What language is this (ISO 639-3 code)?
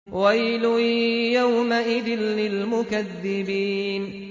ara